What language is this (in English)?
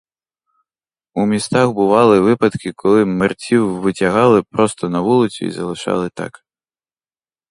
Ukrainian